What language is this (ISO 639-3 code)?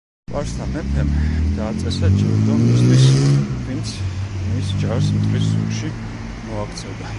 kat